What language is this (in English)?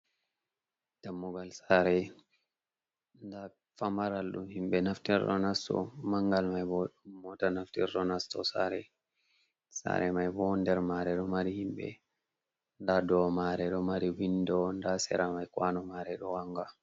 Fula